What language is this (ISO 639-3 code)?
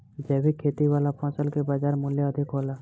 bho